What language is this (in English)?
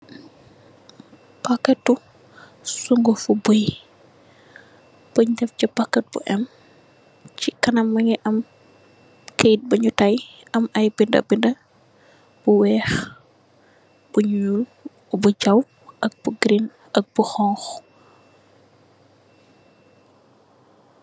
Wolof